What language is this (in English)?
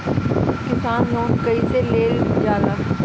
Bhojpuri